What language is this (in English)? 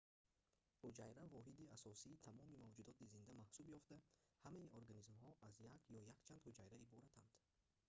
Tajik